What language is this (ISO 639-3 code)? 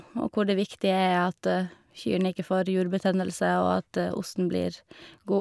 nor